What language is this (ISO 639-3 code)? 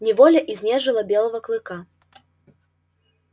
rus